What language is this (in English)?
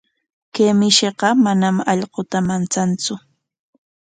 Corongo Ancash Quechua